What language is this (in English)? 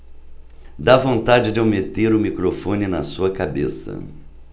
Portuguese